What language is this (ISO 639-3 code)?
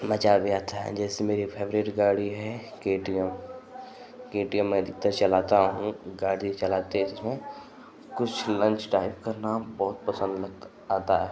hin